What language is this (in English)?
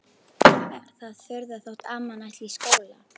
Icelandic